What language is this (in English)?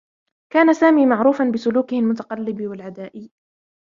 Arabic